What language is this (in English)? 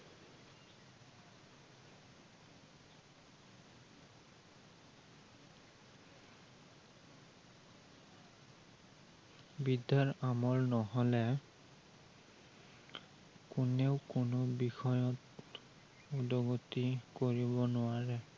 Assamese